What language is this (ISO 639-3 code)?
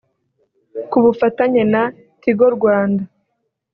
kin